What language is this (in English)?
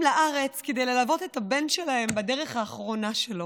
Hebrew